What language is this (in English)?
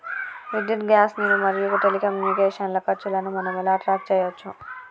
Telugu